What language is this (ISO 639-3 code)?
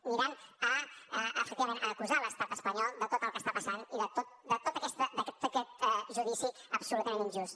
cat